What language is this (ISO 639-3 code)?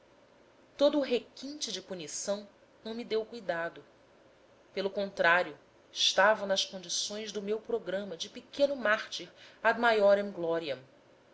por